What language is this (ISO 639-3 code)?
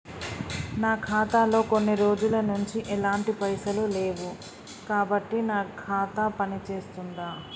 tel